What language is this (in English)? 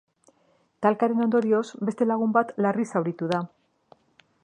Basque